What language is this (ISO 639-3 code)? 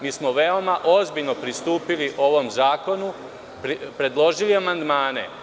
srp